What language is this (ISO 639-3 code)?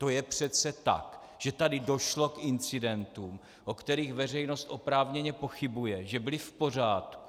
ces